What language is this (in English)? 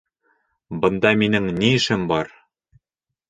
Bashkir